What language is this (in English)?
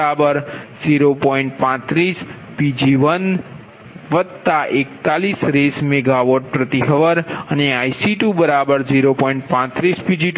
Gujarati